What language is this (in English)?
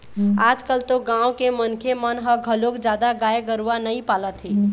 Chhattisgarhi